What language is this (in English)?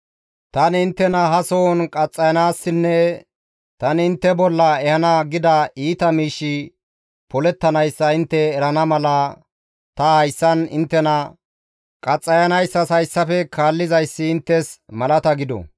Gamo